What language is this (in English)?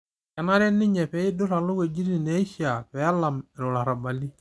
Masai